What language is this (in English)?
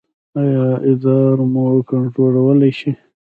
Pashto